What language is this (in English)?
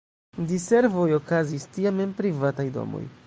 Esperanto